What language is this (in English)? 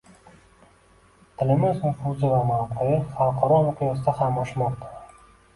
Uzbek